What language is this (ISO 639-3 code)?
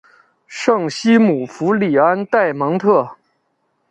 zho